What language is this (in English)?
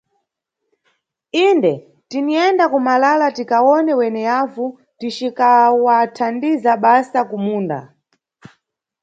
Nyungwe